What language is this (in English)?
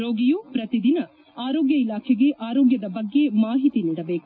Kannada